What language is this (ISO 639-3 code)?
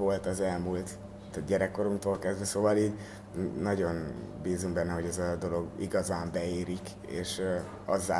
hun